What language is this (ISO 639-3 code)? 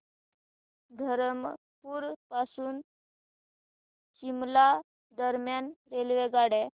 mar